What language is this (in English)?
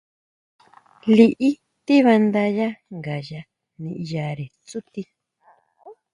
Huautla Mazatec